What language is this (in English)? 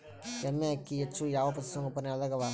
Kannada